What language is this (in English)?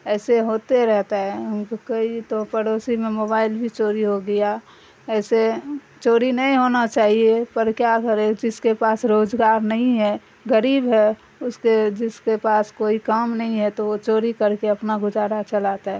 Urdu